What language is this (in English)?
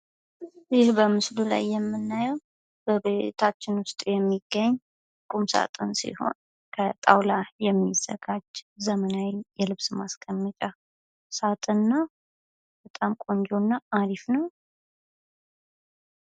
Amharic